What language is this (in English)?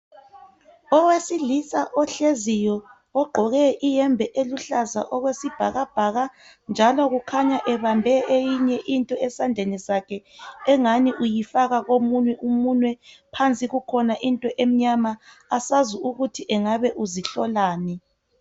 North Ndebele